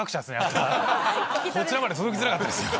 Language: Japanese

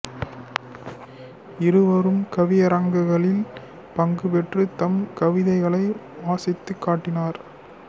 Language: Tamil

